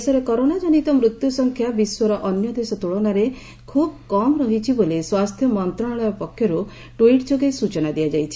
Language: Odia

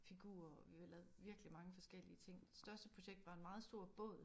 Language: Danish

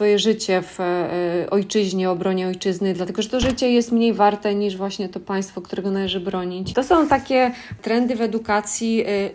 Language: Polish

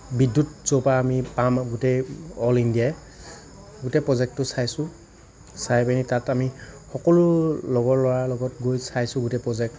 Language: Assamese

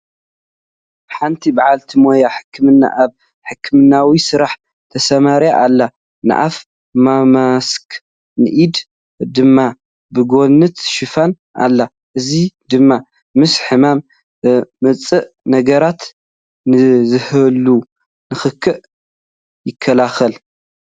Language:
Tigrinya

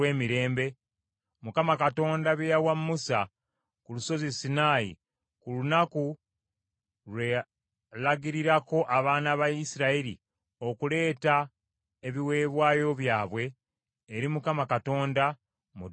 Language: Ganda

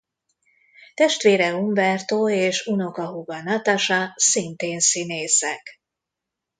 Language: Hungarian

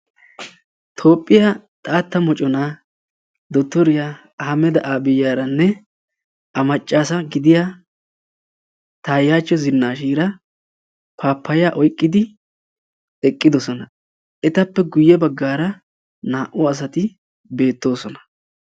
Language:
Wolaytta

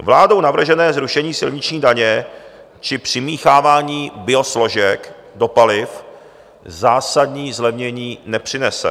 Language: Czech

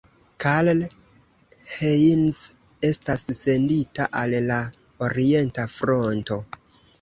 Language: Esperanto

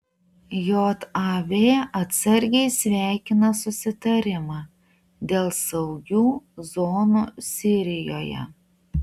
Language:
Lithuanian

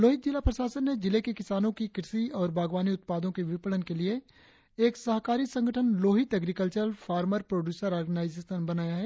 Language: Hindi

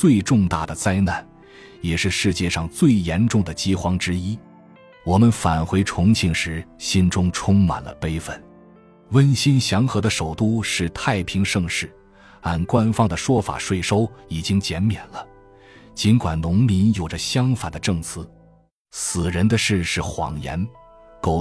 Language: Chinese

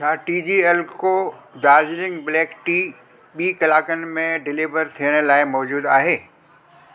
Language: Sindhi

